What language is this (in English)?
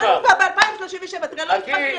Hebrew